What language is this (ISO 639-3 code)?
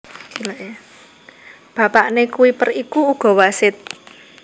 jav